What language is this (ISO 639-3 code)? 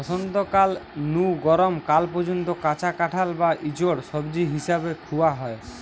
ben